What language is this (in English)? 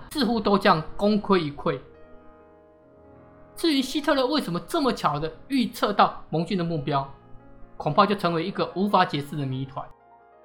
Chinese